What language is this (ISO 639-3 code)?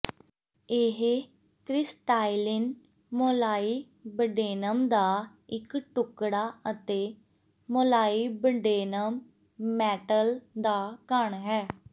pan